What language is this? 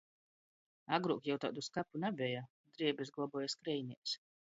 Latgalian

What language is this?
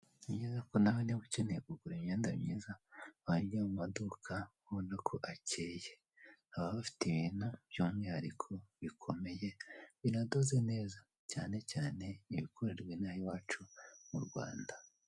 Kinyarwanda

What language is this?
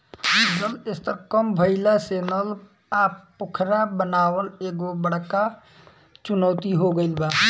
Bhojpuri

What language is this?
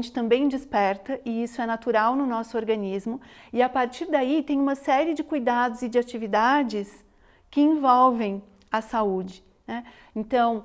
Portuguese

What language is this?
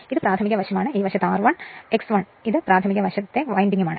Malayalam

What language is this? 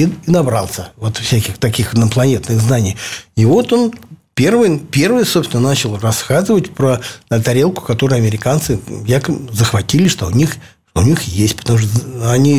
Russian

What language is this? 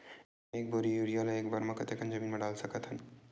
Chhattisgarhi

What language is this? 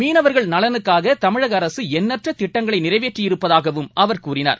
Tamil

